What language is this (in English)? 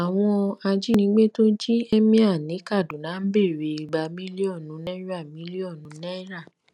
Yoruba